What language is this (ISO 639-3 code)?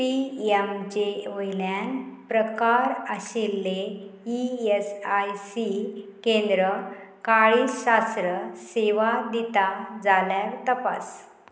kok